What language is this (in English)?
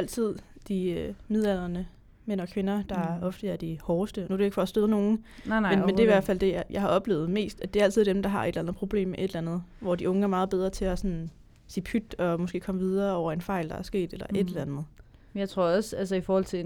Danish